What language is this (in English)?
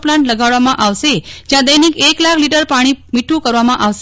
Gujarati